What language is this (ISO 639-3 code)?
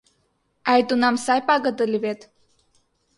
chm